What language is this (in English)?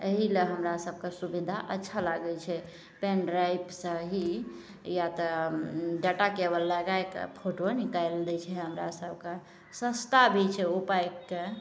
Maithili